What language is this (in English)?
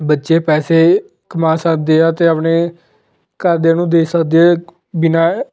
Punjabi